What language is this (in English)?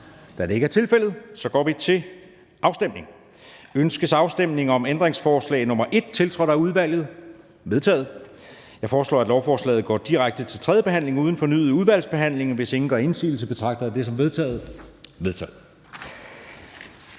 Danish